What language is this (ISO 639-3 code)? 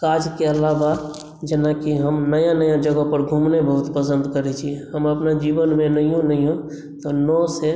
mai